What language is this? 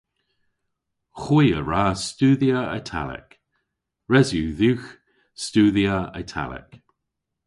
Cornish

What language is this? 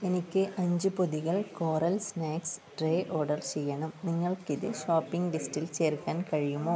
Malayalam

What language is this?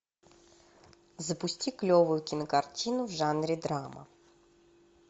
Russian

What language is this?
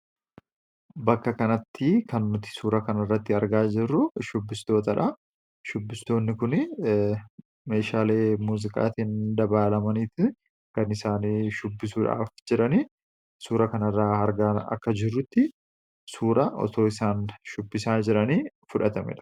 Oromo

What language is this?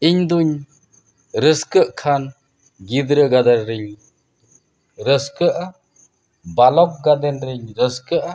Santali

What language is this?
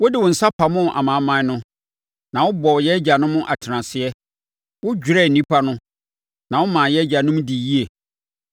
Akan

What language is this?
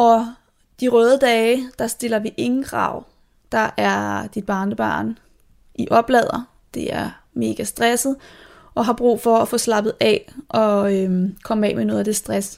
Danish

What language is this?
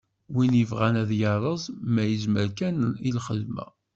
Kabyle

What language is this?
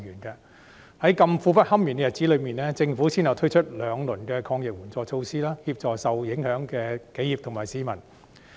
Cantonese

